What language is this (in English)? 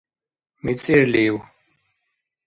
Dargwa